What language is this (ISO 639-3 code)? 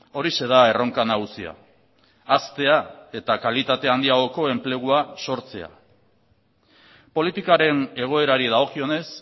eus